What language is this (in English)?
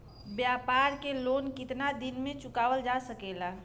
Bhojpuri